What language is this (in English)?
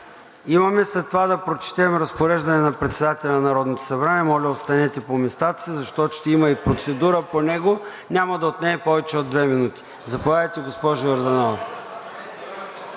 Bulgarian